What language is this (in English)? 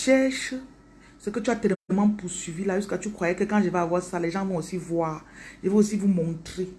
French